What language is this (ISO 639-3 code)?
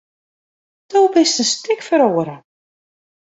fry